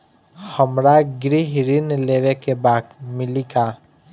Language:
Bhojpuri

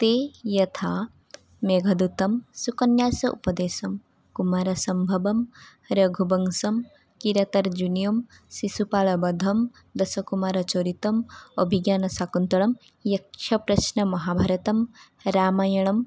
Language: Sanskrit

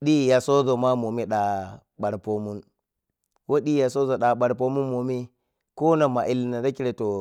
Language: Piya-Kwonci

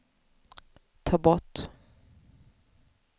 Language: Swedish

